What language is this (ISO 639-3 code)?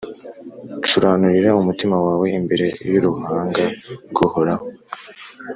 kin